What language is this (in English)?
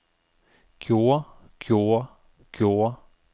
Danish